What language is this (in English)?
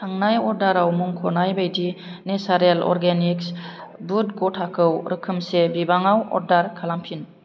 Bodo